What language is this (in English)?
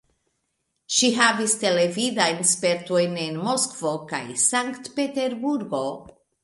Esperanto